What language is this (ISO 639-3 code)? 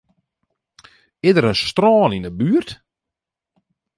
fry